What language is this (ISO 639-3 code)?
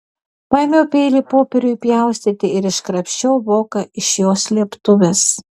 lit